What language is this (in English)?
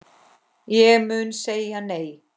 Icelandic